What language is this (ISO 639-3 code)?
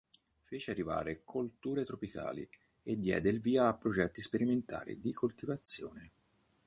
ita